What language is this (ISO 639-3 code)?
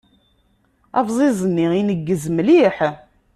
kab